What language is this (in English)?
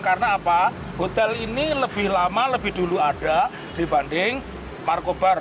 Indonesian